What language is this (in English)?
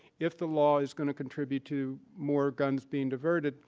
English